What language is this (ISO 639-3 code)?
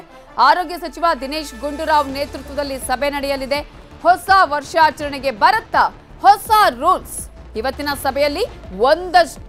kan